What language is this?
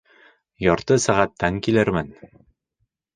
Bashkir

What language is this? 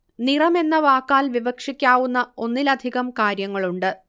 Malayalam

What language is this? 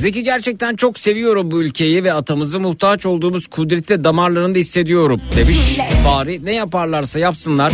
Turkish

